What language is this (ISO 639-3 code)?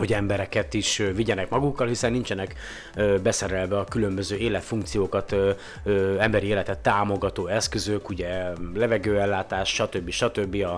hun